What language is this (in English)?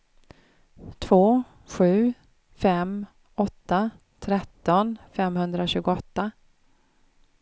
Swedish